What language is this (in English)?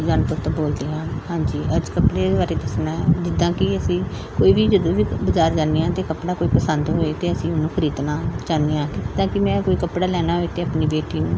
Punjabi